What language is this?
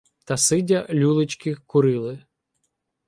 Ukrainian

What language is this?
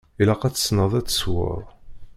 Kabyle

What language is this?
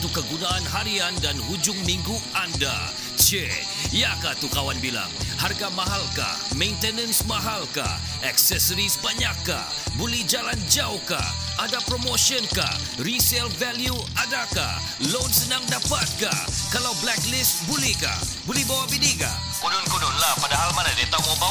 Malay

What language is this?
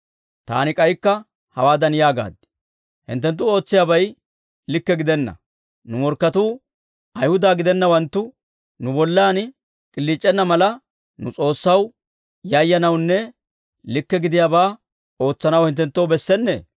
Dawro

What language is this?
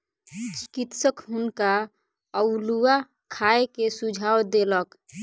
Maithili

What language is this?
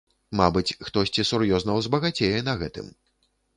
Belarusian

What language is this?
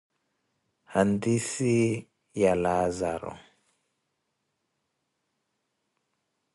Koti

